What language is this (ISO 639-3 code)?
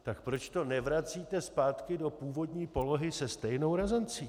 ces